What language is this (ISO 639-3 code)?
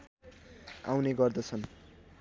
nep